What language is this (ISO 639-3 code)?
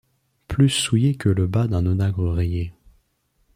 fra